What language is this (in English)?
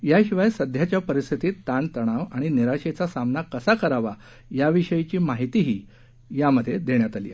Marathi